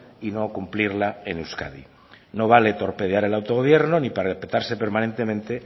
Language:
Spanish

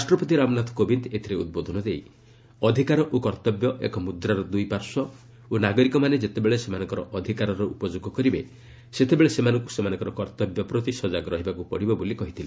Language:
Odia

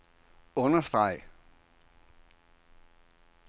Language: Danish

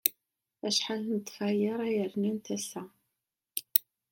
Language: Kabyle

